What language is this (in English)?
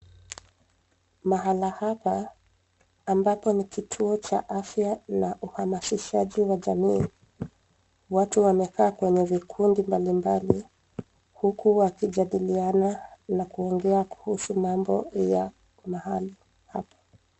Swahili